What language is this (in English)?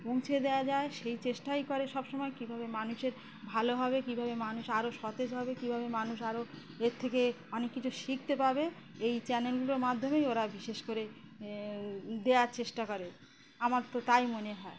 Bangla